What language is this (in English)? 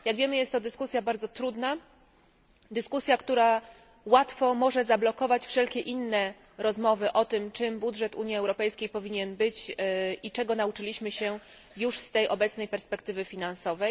Polish